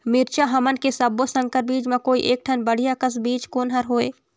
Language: Chhattisgarhi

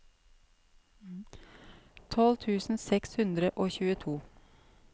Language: Norwegian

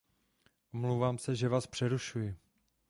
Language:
Czech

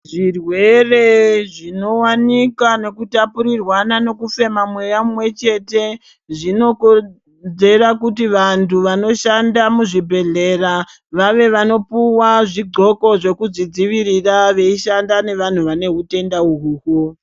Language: Ndau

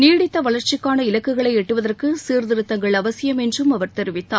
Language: Tamil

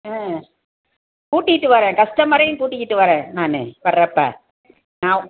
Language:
Tamil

